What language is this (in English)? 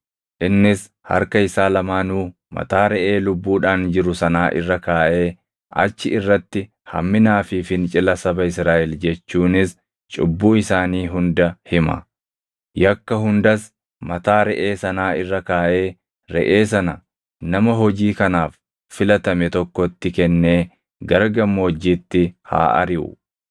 Oromo